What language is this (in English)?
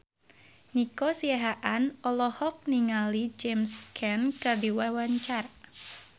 Sundanese